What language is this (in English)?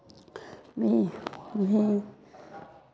Maithili